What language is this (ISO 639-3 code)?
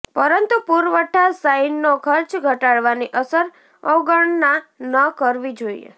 guj